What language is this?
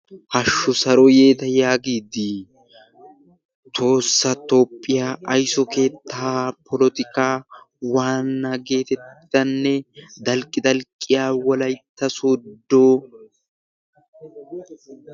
Wolaytta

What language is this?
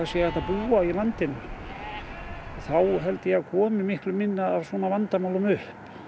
Icelandic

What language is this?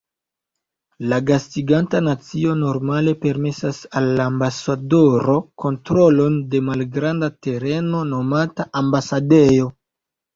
Esperanto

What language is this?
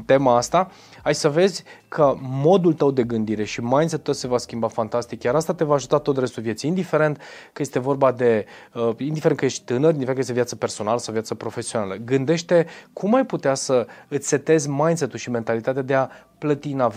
Romanian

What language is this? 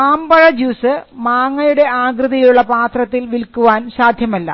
Malayalam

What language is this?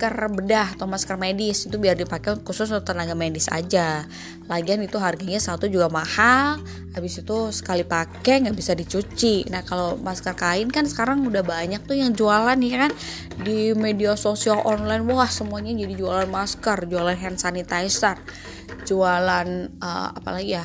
Indonesian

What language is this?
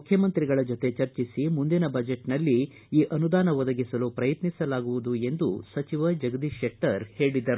Kannada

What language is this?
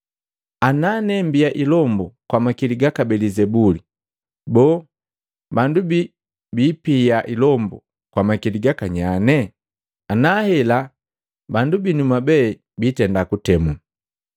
Matengo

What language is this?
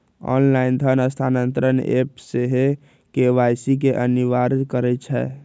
Magahi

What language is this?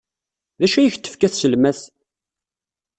Kabyle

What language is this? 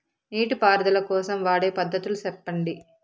Telugu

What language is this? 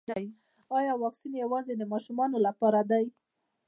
Pashto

